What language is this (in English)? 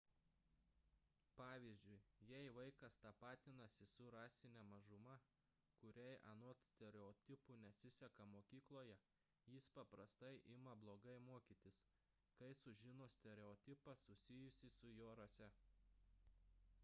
Lithuanian